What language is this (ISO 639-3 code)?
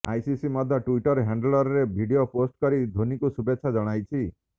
ori